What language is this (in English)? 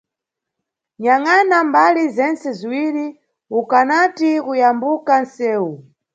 Nyungwe